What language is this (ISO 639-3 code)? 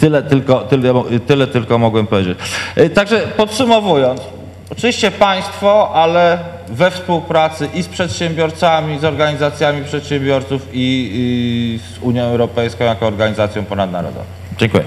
pol